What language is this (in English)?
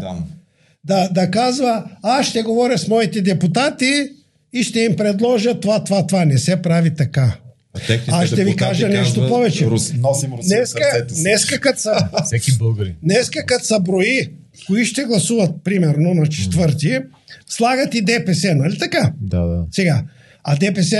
Bulgarian